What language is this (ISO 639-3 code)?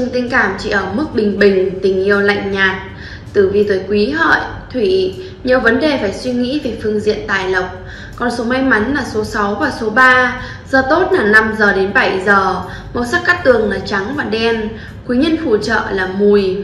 vie